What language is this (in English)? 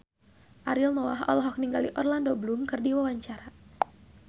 Sundanese